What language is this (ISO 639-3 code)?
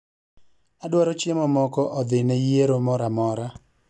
luo